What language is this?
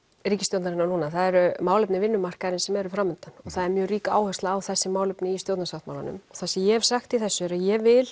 Icelandic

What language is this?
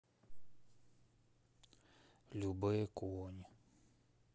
Russian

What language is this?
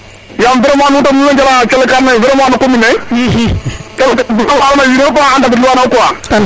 Serer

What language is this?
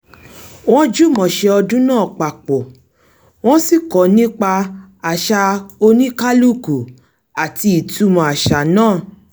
Yoruba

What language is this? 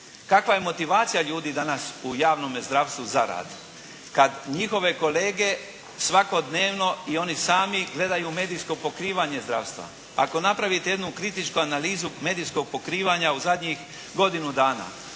Croatian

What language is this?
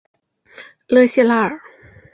Chinese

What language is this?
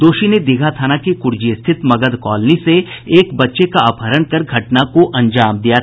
Hindi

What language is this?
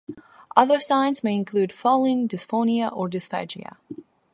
English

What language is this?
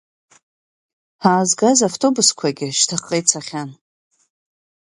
Abkhazian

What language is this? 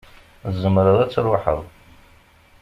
Kabyle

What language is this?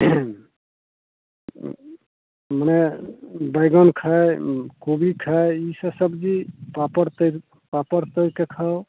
Maithili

